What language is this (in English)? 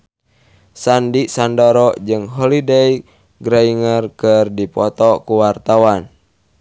Sundanese